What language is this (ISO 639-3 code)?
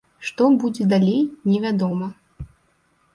bel